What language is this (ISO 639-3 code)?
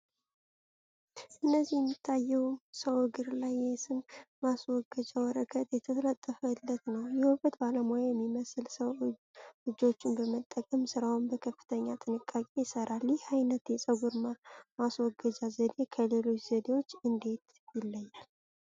amh